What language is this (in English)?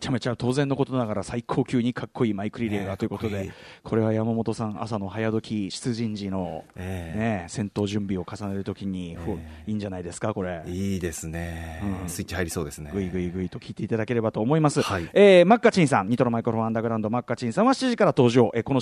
Japanese